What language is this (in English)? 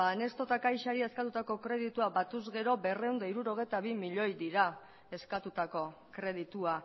Basque